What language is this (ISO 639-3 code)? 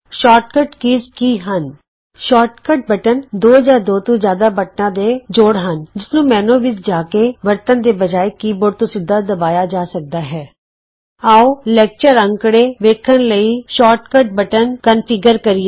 pan